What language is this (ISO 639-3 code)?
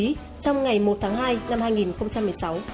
vie